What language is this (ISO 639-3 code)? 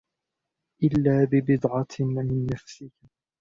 ara